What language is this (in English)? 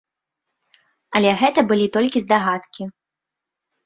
Belarusian